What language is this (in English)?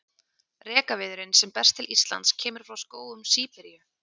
Icelandic